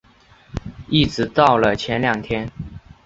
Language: Chinese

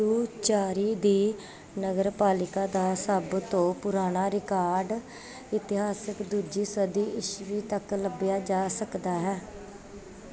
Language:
Punjabi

